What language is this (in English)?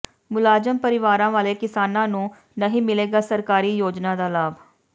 Punjabi